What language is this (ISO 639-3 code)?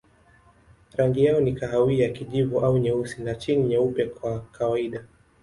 swa